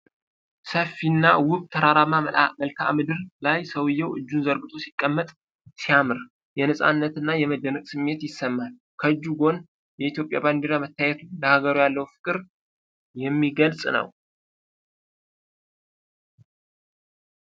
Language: Amharic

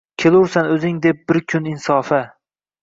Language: Uzbek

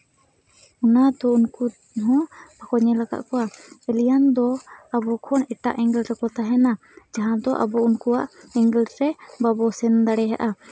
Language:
Santali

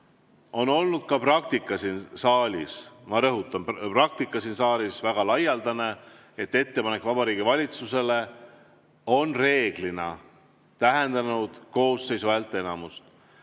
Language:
Estonian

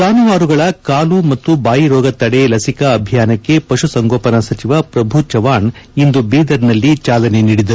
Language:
Kannada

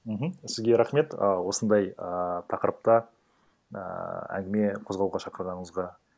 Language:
Kazakh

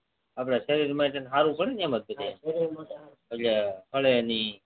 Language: Gujarati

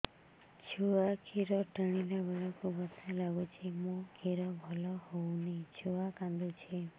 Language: Odia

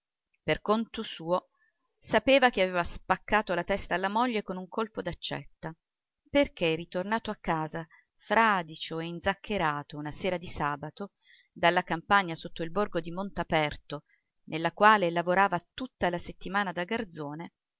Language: Italian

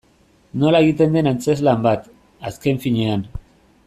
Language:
Basque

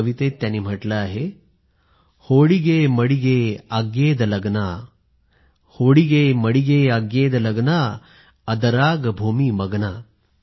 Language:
Marathi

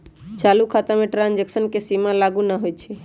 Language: Magahi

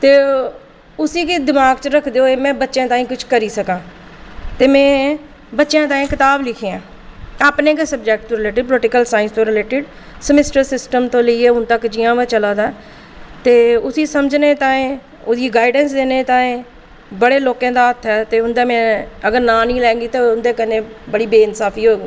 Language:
Dogri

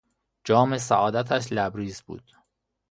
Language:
Persian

